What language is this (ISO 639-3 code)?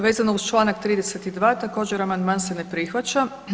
hrv